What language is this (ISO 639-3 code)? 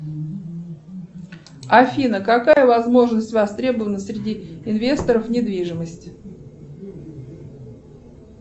rus